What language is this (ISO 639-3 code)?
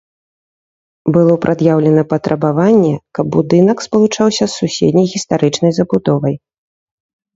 bel